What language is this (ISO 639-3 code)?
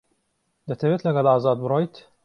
ckb